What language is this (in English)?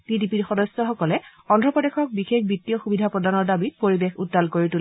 Assamese